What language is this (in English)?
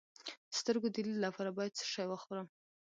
Pashto